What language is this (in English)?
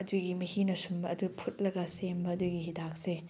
Manipuri